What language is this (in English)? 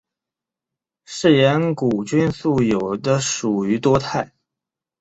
Chinese